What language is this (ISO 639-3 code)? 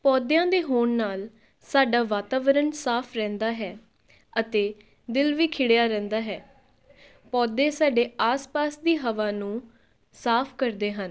pan